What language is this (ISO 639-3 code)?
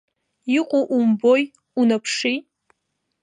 abk